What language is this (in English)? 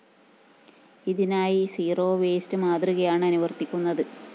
Malayalam